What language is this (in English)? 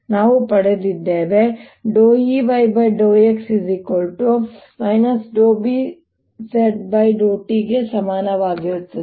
Kannada